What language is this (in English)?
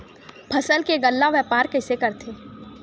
Chhattisgarhi